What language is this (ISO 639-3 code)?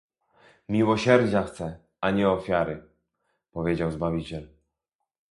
pol